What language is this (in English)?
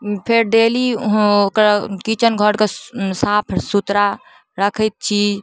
Maithili